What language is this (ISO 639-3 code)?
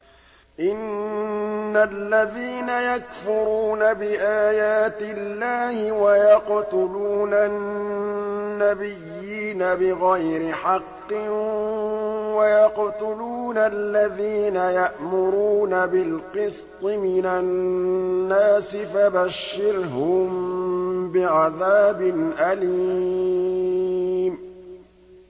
ara